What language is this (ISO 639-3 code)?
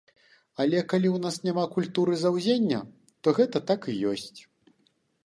bel